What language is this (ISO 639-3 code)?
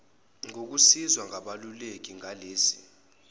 zul